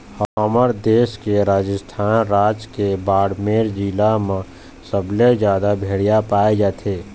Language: Chhattisgarhi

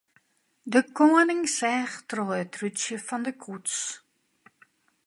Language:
Western Frisian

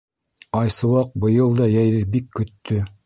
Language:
Bashkir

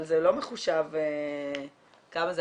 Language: Hebrew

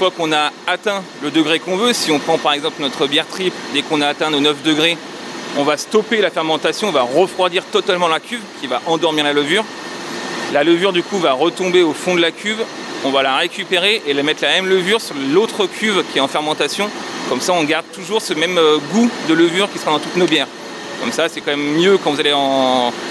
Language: French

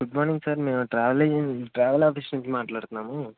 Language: Telugu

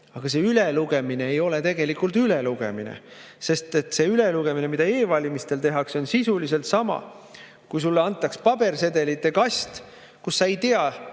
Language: Estonian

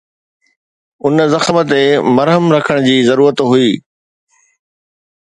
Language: Sindhi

